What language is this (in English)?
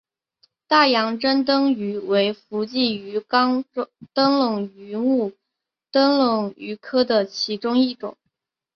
Chinese